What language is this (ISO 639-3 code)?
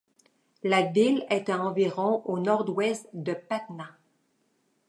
fra